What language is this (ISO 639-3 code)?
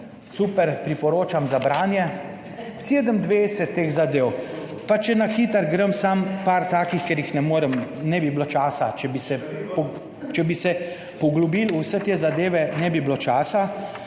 slv